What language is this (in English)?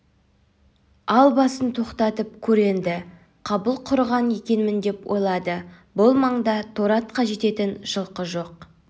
Kazakh